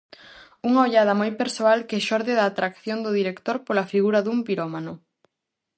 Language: Galician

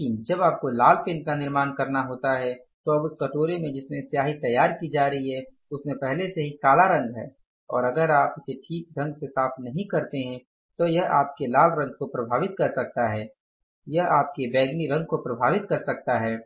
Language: Hindi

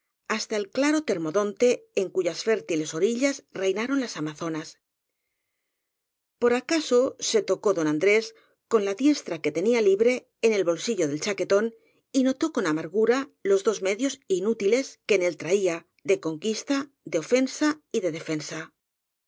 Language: Spanish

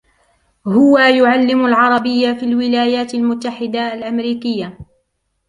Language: Arabic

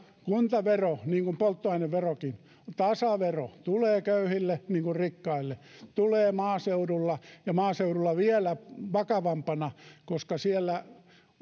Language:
Finnish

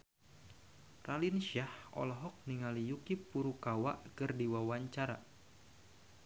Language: Sundanese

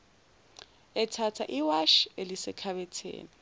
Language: Zulu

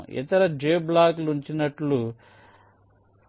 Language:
Telugu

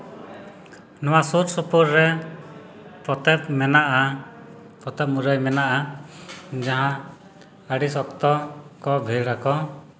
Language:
Santali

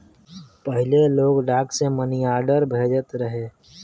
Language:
Bhojpuri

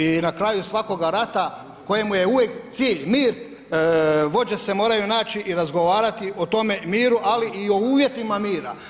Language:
Croatian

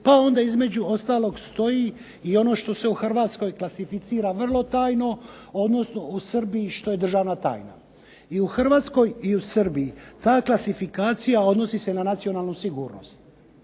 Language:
Croatian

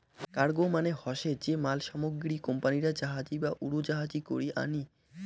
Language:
Bangla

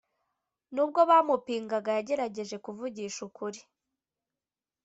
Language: Kinyarwanda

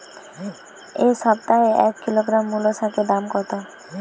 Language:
Bangla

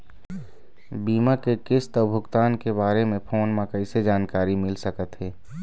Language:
Chhattisgarhi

